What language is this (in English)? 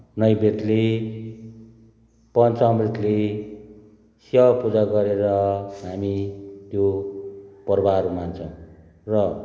Nepali